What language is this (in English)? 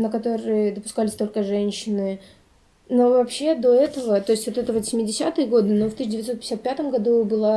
Russian